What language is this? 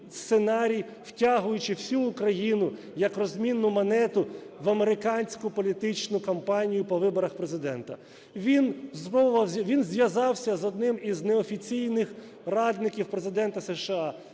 Ukrainian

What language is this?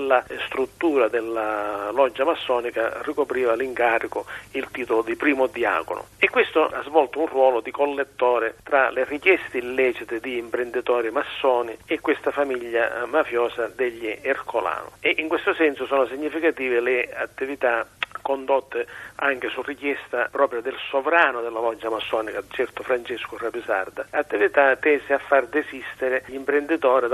Italian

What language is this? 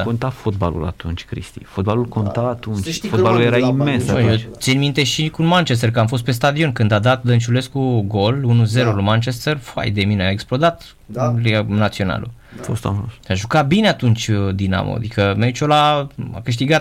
Romanian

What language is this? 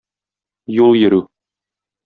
Tatar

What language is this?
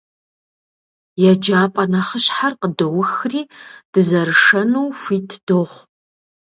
Kabardian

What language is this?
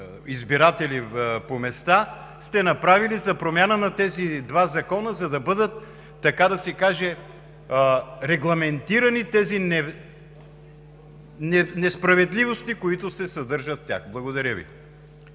Bulgarian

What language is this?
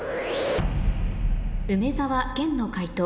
Japanese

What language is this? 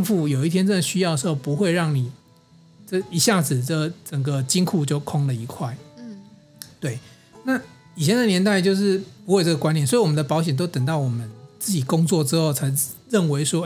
Chinese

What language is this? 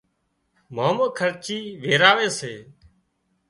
Wadiyara Koli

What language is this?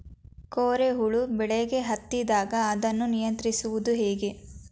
Kannada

